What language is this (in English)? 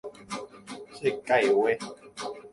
Guarani